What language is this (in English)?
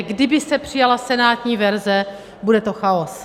Czech